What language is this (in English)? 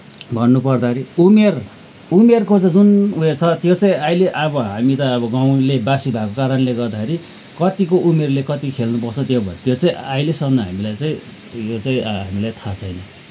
Nepali